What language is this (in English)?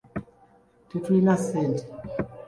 Ganda